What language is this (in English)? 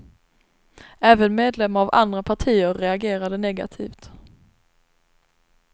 Swedish